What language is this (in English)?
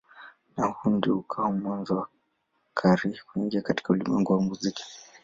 Swahili